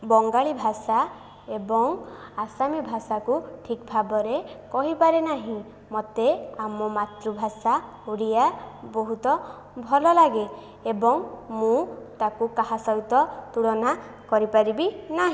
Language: Odia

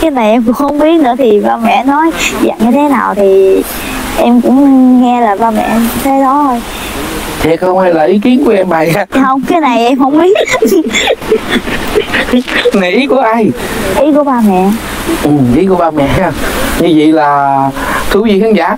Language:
Vietnamese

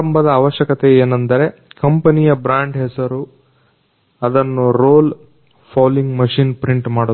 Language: Kannada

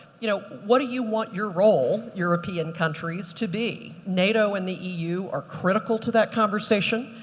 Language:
English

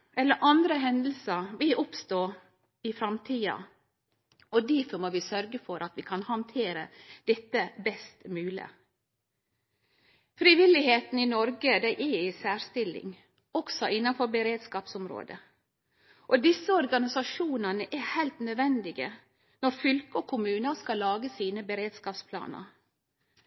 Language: Norwegian Nynorsk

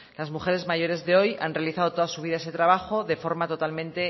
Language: Spanish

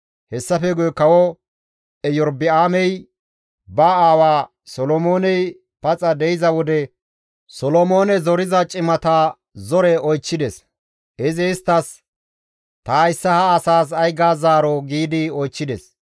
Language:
Gamo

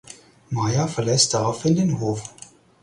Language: German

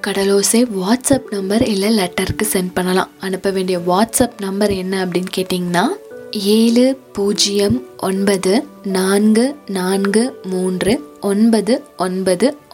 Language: Tamil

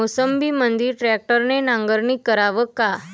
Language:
Marathi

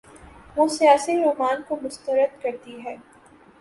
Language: Urdu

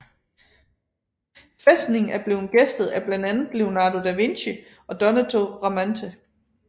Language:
Danish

